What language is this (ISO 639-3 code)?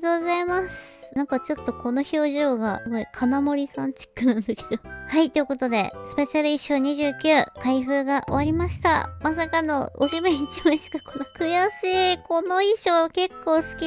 jpn